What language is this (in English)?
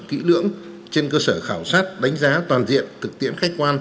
Vietnamese